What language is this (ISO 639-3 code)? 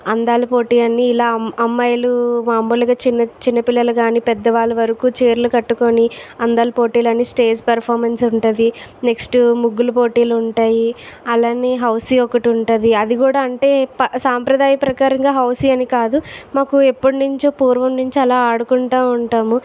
tel